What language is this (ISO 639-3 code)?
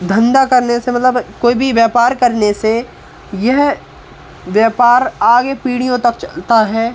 hin